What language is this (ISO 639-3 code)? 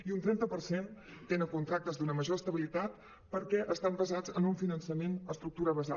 cat